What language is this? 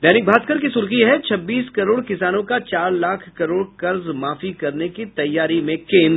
Hindi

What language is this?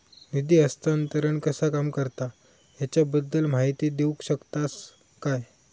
Marathi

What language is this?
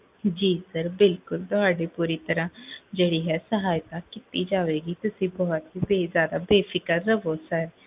Punjabi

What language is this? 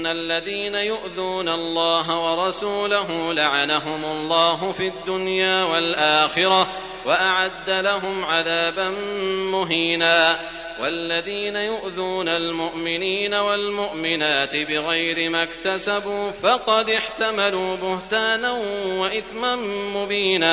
Arabic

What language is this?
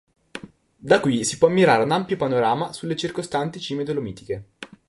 Italian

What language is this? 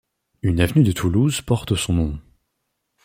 French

